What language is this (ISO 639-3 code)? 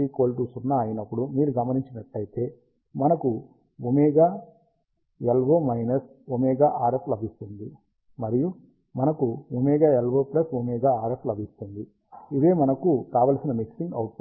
tel